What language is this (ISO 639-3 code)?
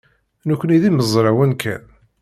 kab